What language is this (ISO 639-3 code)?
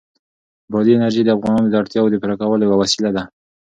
pus